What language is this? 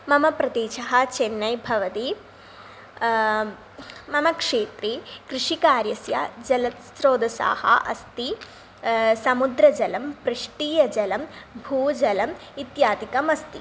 Sanskrit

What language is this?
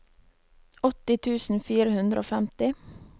Norwegian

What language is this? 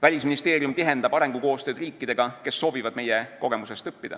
Estonian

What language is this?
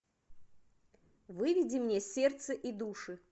Russian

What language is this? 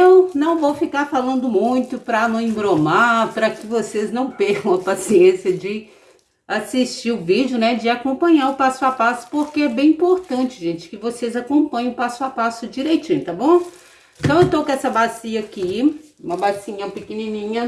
Portuguese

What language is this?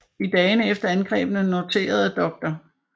Danish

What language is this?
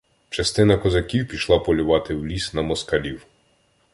Ukrainian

